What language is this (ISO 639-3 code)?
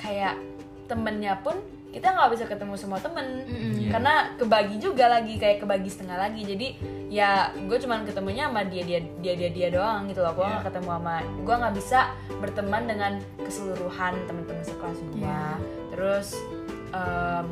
ind